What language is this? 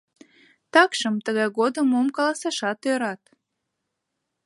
Mari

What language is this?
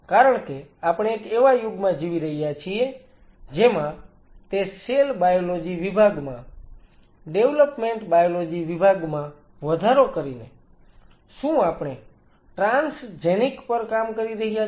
Gujarati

